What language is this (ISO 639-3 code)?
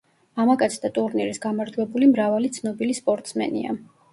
kat